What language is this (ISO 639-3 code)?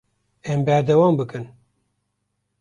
kur